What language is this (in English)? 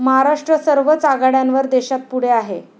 Marathi